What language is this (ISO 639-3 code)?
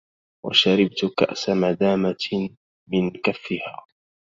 ara